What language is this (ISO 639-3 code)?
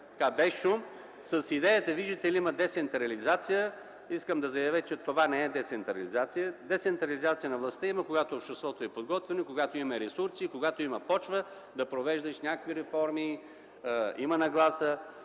bul